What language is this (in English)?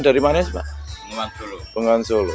Indonesian